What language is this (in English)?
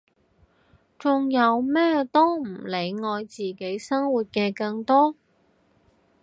Cantonese